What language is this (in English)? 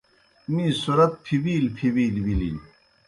Kohistani Shina